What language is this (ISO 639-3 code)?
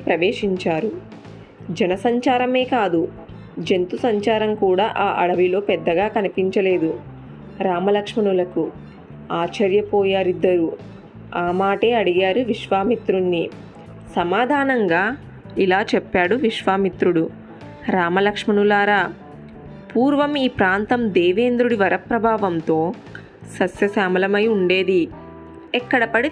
tel